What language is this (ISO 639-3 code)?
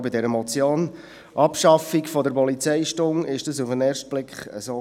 gsw